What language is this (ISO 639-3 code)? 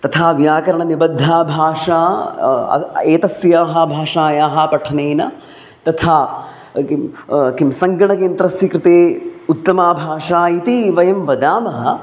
san